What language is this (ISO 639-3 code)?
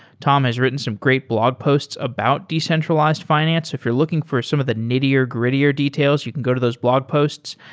eng